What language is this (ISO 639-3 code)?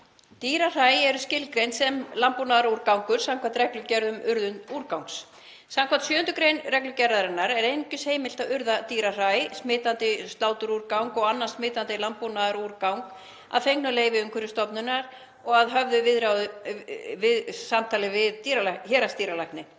isl